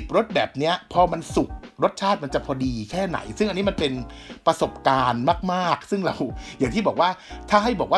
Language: Thai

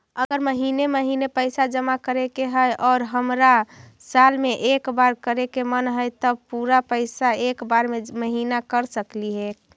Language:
Magahi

